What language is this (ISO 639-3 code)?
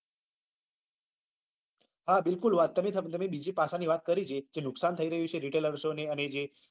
guj